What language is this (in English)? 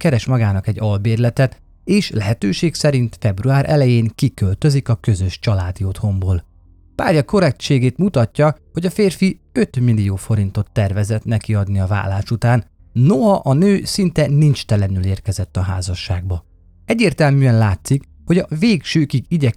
Hungarian